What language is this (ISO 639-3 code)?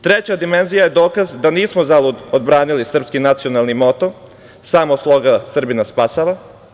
srp